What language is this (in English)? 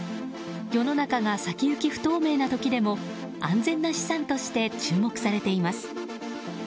Japanese